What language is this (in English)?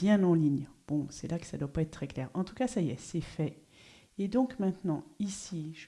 French